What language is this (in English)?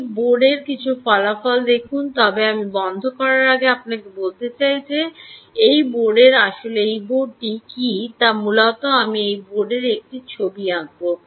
Bangla